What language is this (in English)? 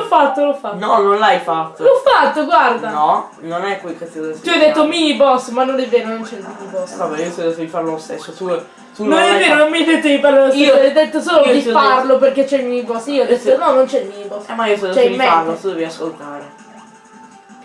Italian